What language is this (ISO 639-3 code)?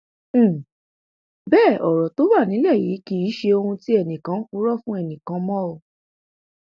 yor